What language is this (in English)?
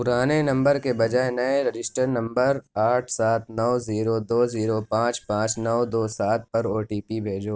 Urdu